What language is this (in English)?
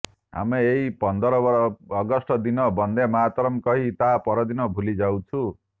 Odia